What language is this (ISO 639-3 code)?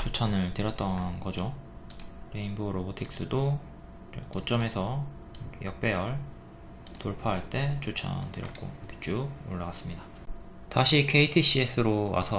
kor